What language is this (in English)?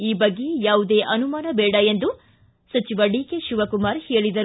Kannada